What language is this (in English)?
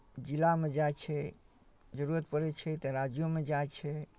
Maithili